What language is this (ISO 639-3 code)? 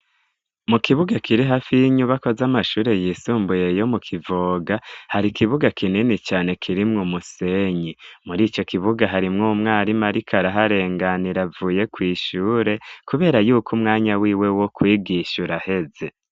run